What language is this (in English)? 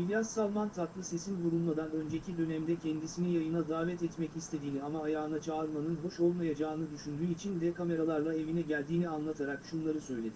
Turkish